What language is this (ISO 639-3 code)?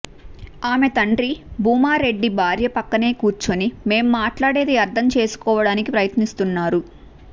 tel